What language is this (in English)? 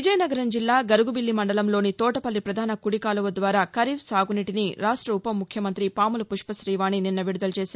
Telugu